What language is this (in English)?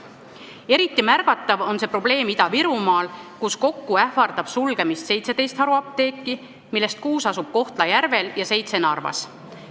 Estonian